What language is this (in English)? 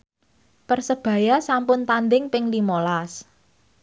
Javanese